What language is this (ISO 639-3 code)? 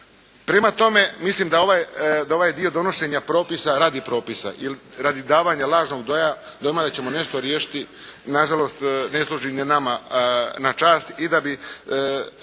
hrv